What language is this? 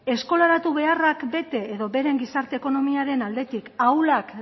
Basque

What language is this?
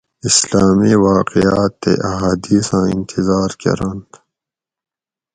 Gawri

